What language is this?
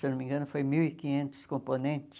Portuguese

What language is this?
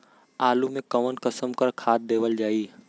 Bhojpuri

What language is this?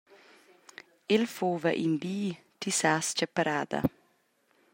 Romansh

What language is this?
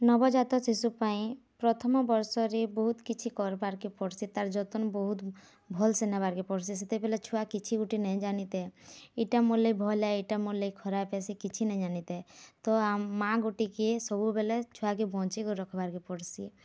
Odia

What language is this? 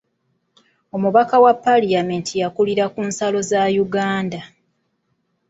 Ganda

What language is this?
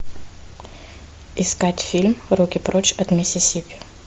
Russian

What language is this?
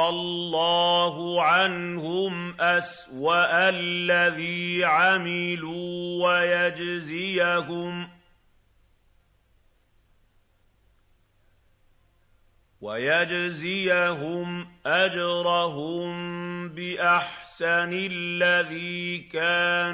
Arabic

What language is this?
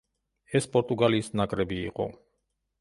Georgian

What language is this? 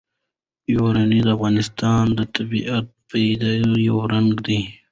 Pashto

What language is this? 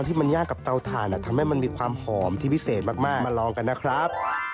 Thai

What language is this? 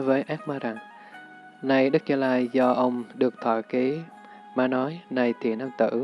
Vietnamese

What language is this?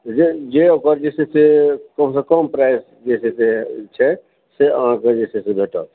Maithili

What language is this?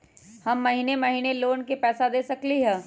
Magahi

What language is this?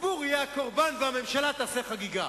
Hebrew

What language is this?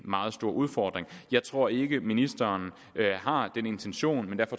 Danish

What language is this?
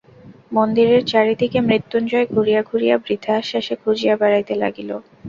Bangla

